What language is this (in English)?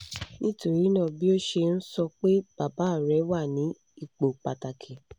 Yoruba